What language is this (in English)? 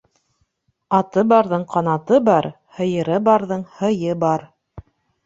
Bashkir